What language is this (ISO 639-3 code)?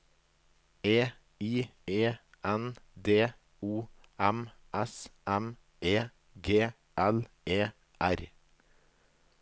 nor